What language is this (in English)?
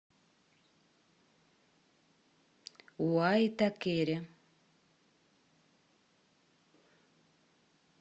Russian